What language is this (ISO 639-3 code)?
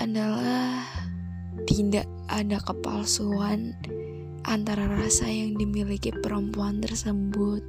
ind